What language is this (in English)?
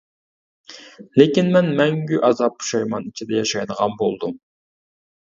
Uyghur